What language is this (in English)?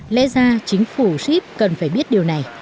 Vietnamese